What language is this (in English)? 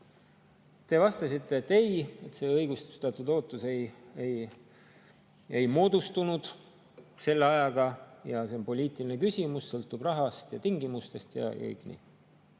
Estonian